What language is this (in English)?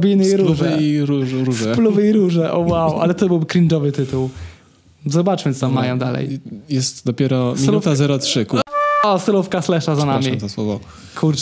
Polish